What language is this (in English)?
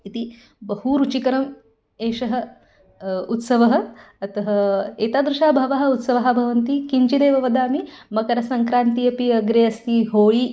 Sanskrit